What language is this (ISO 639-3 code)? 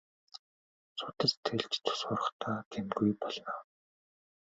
mon